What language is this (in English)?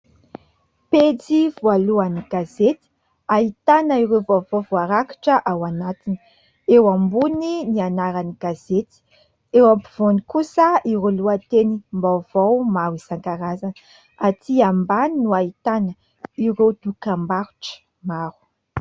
Malagasy